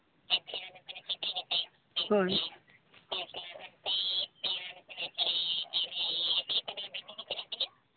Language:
Santali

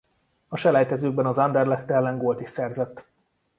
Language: Hungarian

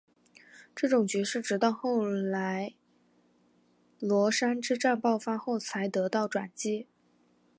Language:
Chinese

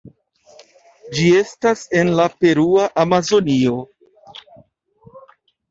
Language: Esperanto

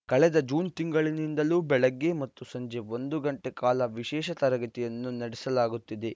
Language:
Kannada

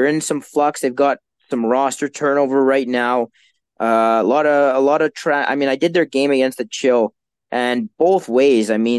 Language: English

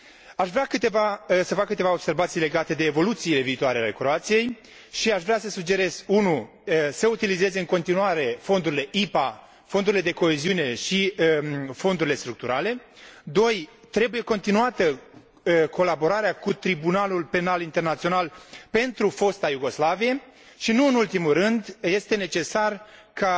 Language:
Romanian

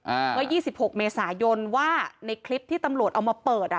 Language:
Thai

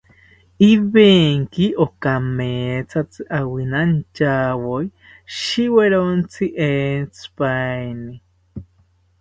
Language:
South Ucayali Ashéninka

